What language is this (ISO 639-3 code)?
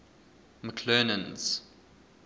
eng